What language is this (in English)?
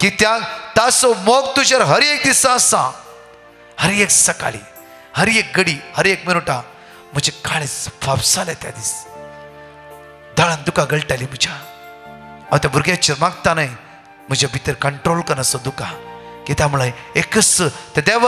Marathi